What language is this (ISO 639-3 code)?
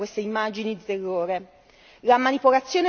ita